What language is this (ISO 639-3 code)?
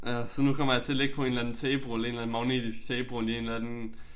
dan